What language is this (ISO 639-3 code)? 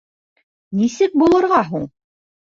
bak